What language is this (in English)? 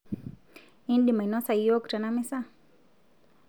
Masai